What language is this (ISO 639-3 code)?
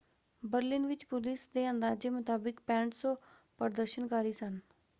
pan